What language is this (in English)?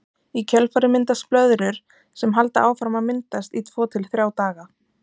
Icelandic